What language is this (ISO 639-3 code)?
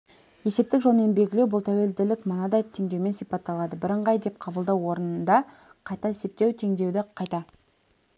kaz